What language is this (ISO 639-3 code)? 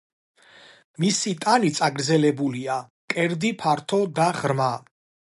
kat